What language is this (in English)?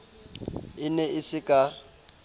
Southern Sotho